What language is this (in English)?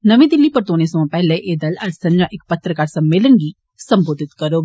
Dogri